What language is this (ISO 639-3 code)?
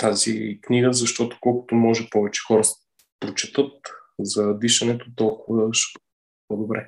bul